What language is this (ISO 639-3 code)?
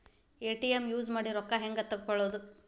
kan